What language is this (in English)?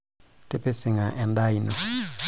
Masai